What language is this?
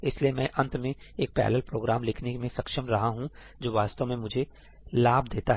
Hindi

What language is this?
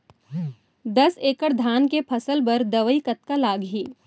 Chhattisgarhi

